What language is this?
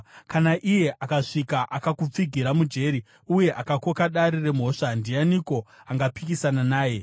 Shona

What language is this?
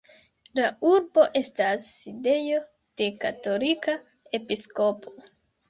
Esperanto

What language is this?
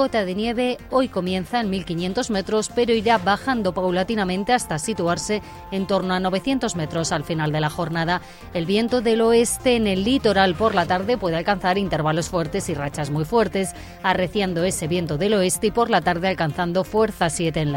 Spanish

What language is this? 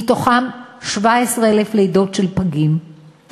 Hebrew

